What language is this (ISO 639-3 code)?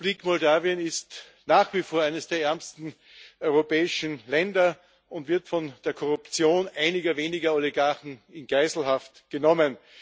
deu